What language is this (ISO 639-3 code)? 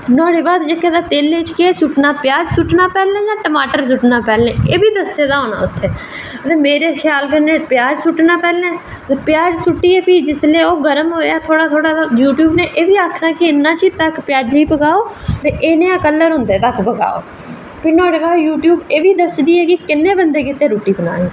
doi